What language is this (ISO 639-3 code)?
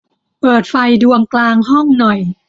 tha